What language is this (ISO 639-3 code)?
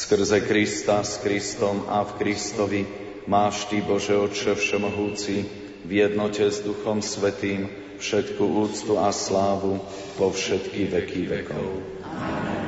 slk